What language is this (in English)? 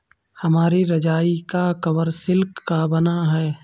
Hindi